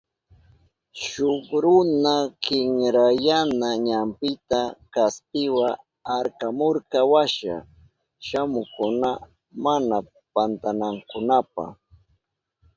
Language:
Southern Pastaza Quechua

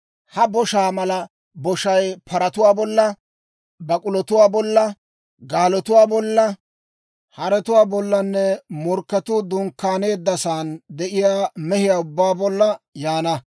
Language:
Dawro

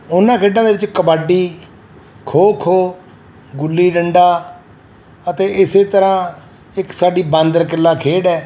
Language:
Punjabi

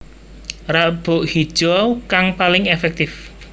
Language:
Javanese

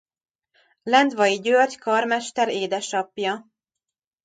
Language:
Hungarian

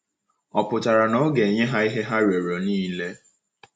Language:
Igbo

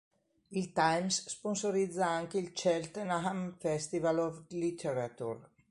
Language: Italian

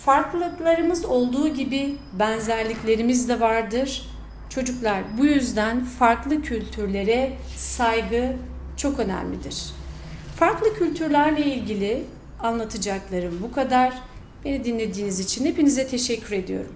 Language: Turkish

